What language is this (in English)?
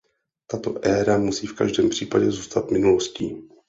Czech